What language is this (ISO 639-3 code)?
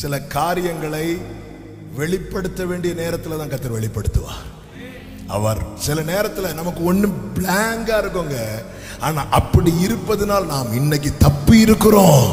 tam